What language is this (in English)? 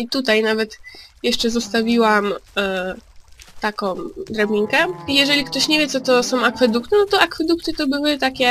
Polish